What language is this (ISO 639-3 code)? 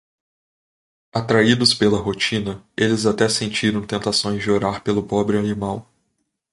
por